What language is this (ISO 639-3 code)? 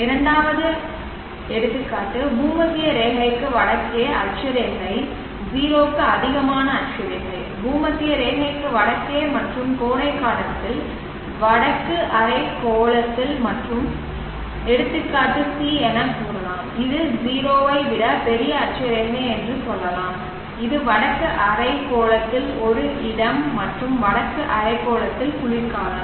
tam